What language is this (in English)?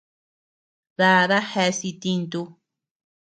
Tepeuxila Cuicatec